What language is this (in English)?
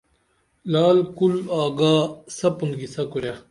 Dameli